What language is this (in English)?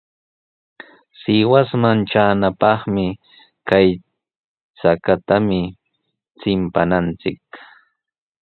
Sihuas Ancash Quechua